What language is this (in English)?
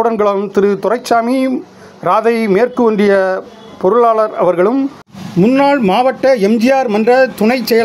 Tamil